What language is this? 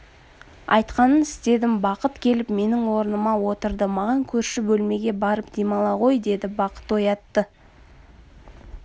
Kazakh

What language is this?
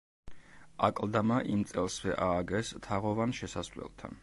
Georgian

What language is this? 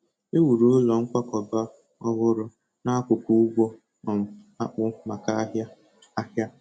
Igbo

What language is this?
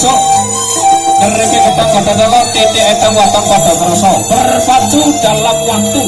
Indonesian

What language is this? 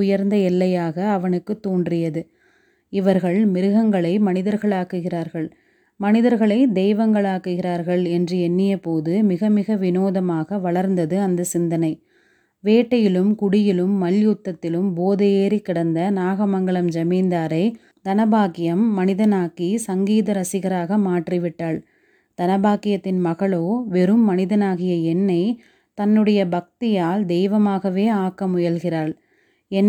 Tamil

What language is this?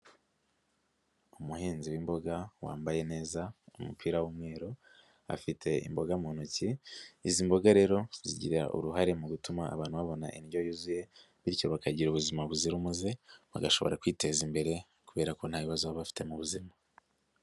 Kinyarwanda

